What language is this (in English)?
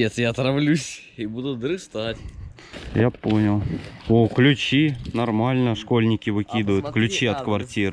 Russian